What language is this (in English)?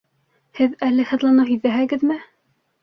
Bashkir